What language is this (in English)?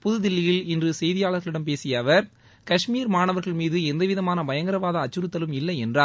Tamil